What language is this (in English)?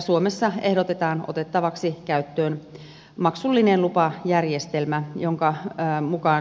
Finnish